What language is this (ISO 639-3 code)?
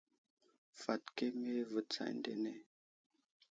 udl